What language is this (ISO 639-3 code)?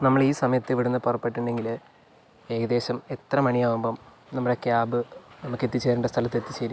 mal